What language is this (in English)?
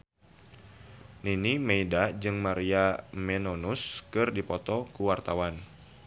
Sundanese